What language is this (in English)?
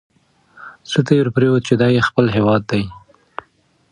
Pashto